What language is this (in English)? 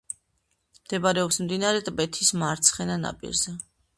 Georgian